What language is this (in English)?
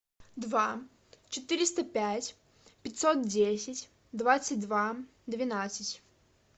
Russian